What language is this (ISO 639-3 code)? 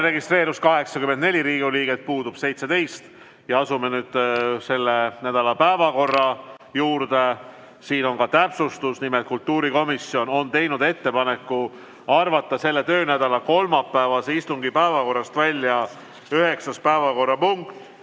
est